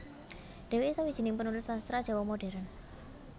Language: Javanese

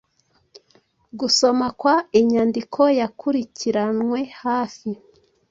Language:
Kinyarwanda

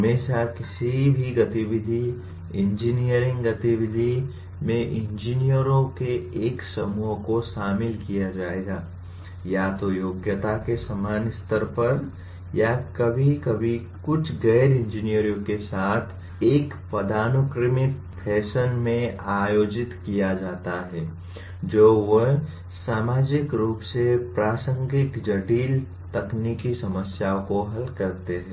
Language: Hindi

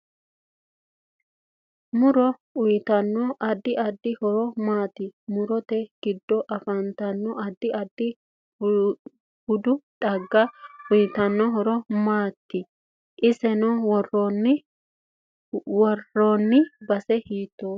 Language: Sidamo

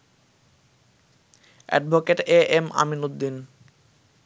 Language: Bangla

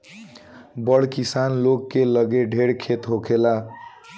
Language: Bhojpuri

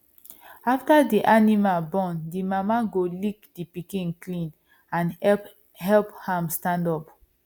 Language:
Nigerian Pidgin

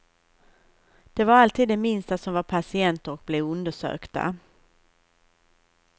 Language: Swedish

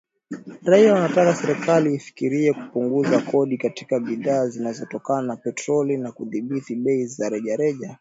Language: Swahili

